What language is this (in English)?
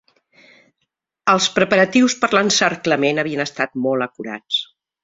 Catalan